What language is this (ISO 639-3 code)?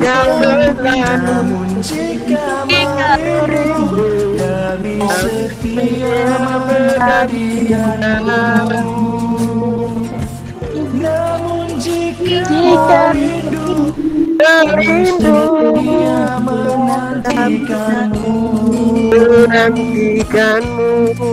msa